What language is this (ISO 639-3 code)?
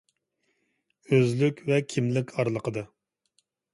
uig